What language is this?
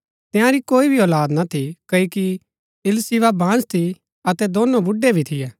Gaddi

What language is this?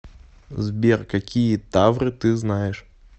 Russian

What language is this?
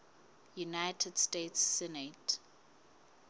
Southern Sotho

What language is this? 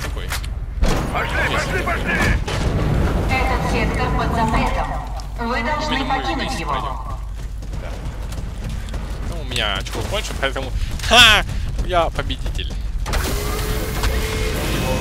Russian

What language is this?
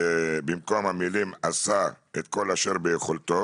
Hebrew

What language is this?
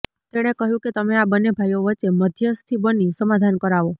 Gujarati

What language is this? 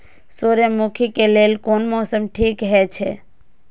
Maithili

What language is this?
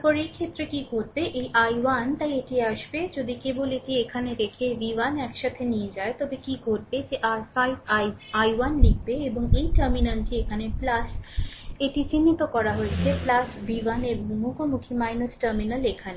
Bangla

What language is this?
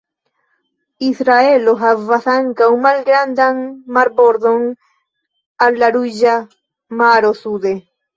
Esperanto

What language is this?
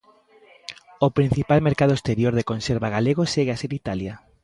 Galician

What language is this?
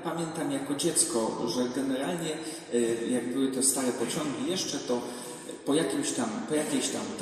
Polish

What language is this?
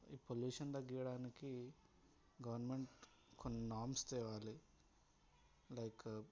Telugu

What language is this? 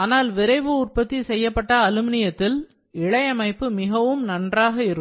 Tamil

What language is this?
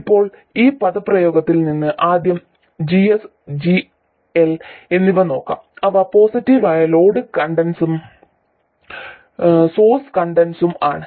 Malayalam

